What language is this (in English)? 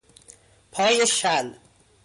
Persian